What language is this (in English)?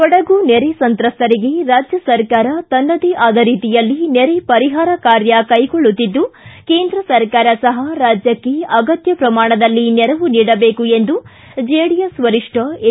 Kannada